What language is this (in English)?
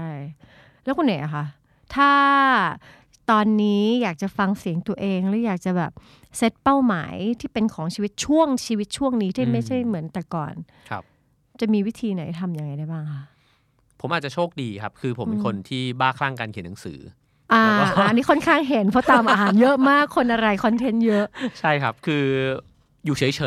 Thai